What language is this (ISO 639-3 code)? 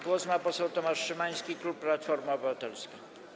pol